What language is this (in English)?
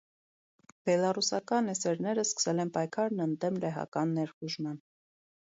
Armenian